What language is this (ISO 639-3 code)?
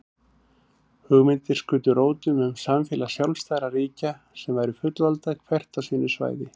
isl